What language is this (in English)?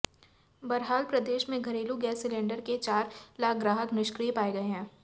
Hindi